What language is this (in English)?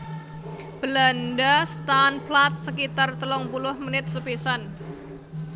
Javanese